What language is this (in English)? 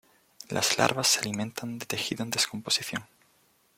Spanish